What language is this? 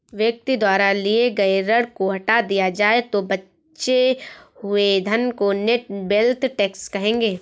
Hindi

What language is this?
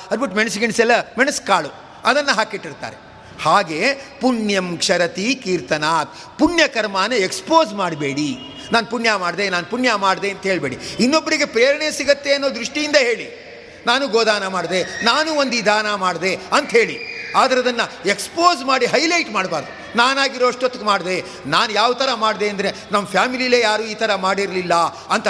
Kannada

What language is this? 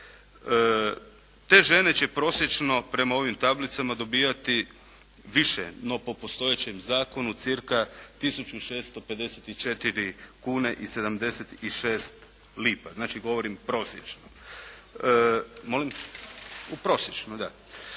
Croatian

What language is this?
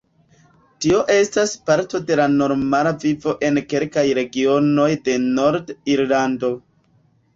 Esperanto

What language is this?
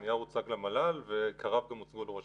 Hebrew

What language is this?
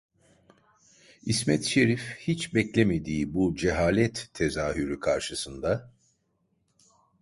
Turkish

